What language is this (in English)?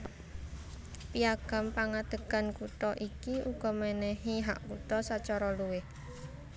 Javanese